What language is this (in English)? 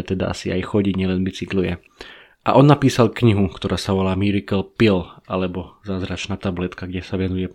Slovak